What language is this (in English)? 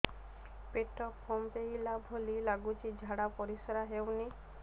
Odia